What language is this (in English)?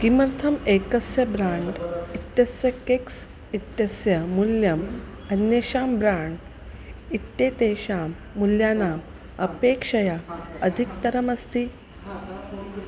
Sanskrit